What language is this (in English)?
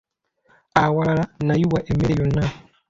Ganda